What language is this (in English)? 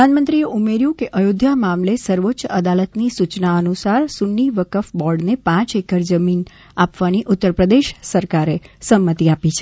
Gujarati